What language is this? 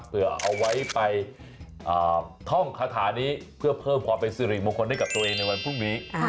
Thai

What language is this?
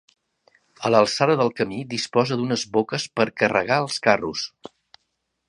Catalan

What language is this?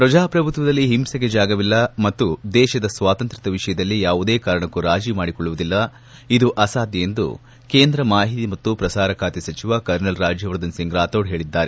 Kannada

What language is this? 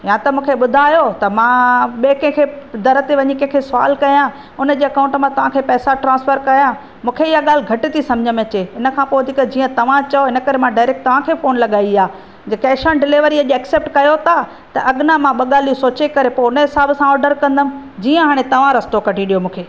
Sindhi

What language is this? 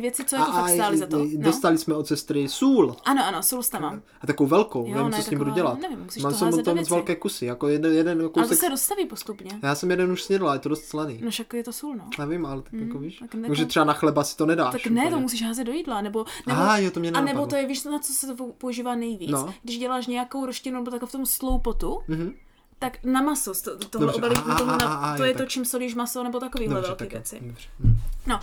Czech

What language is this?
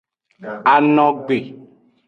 Aja (Benin)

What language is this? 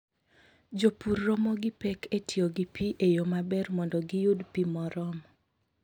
Luo (Kenya and Tanzania)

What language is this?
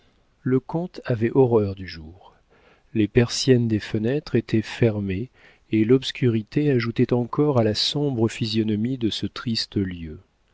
French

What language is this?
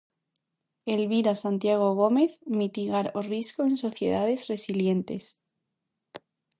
Galician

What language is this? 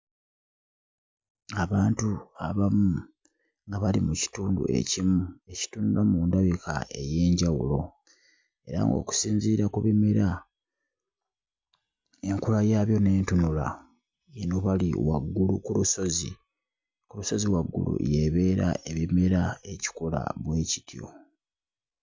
Ganda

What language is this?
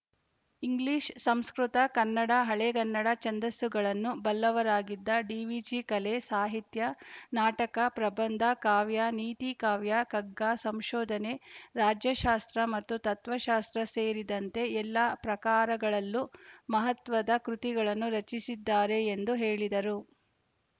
Kannada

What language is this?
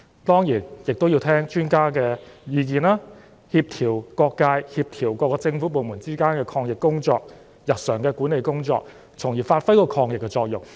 Cantonese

